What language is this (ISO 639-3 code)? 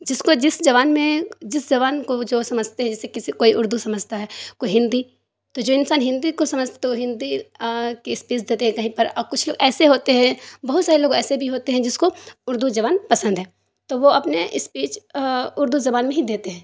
urd